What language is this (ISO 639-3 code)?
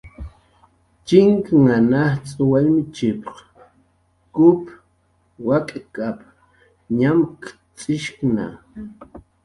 jqr